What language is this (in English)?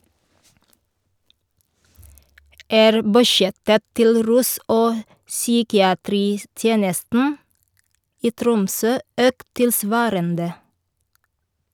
Norwegian